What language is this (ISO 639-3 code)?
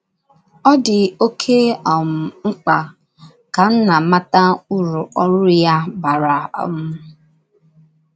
ibo